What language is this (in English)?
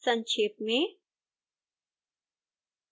Hindi